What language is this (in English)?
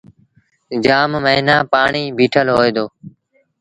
Sindhi Bhil